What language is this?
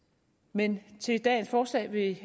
Danish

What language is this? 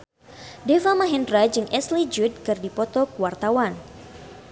Sundanese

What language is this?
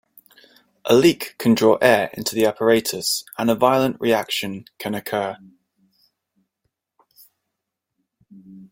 English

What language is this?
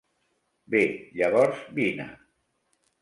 Catalan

